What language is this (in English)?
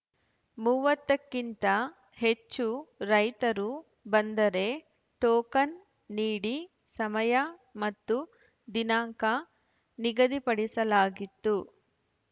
Kannada